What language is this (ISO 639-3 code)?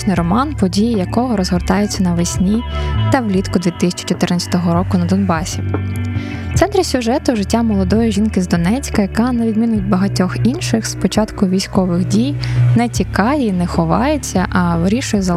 ukr